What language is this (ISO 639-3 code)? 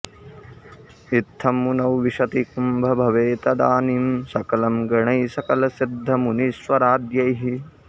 san